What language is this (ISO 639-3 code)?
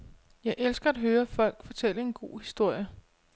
dan